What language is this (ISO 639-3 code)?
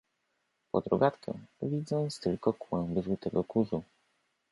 pol